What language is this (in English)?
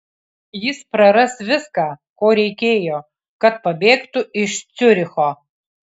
Lithuanian